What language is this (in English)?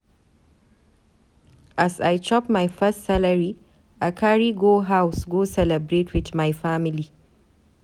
Nigerian Pidgin